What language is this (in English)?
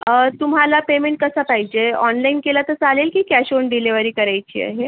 Marathi